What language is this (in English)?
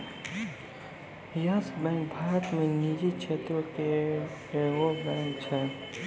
Maithili